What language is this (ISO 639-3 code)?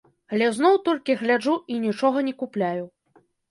bel